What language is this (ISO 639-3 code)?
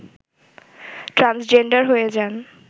ben